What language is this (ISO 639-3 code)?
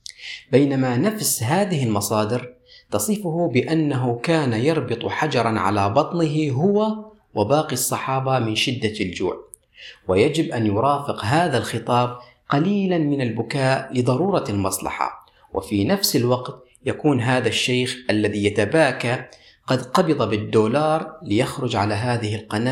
ara